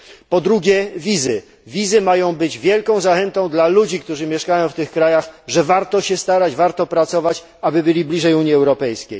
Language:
Polish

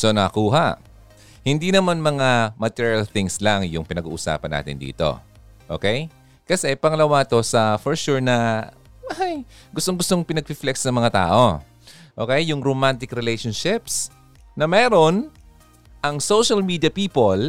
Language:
Filipino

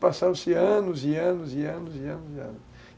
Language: Portuguese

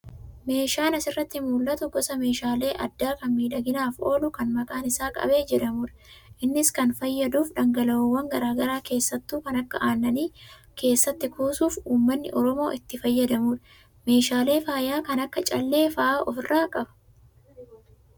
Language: Oromo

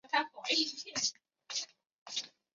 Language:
Chinese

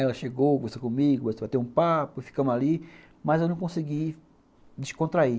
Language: Portuguese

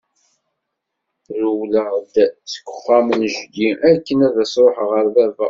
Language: Kabyle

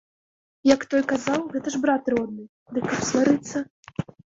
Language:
Belarusian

